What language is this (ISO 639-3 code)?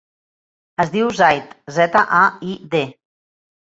cat